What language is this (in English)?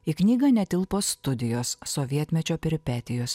Lithuanian